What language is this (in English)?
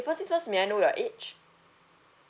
English